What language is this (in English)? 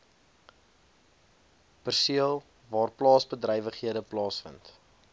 Afrikaans